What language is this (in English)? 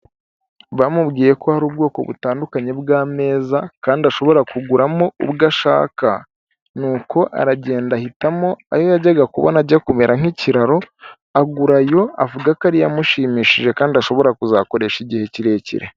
Kinyarwanda